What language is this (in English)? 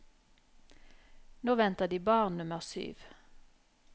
Norwegian